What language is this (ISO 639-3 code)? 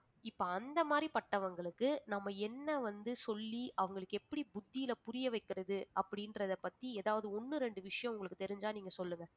tam